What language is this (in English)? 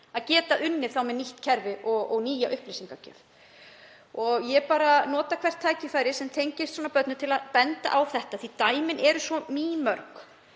Icelandic